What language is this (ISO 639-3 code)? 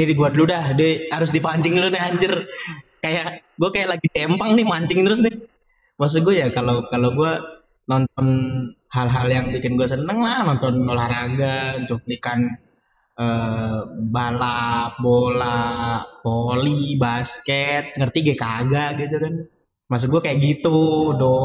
ind